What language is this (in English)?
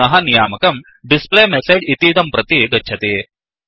Sanskrit